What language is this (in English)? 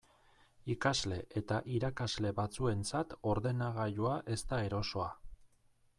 Basque